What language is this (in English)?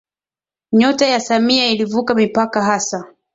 Swahili